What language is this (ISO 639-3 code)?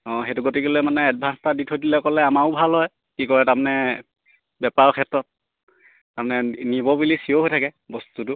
asm